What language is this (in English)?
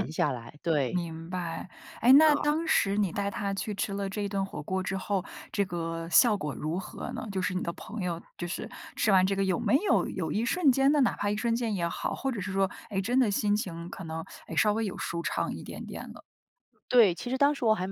Chinese